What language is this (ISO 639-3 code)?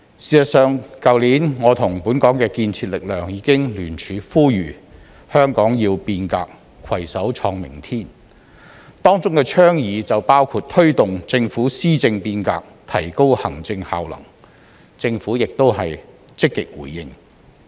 yue